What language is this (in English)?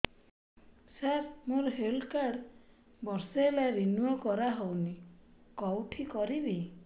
Odia